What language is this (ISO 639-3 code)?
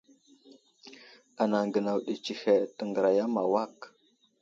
udl